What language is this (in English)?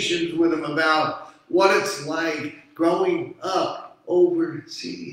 English